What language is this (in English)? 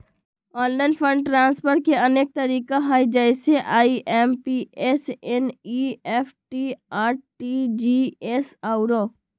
Magahi